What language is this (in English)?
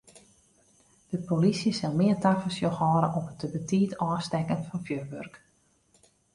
Western Frisian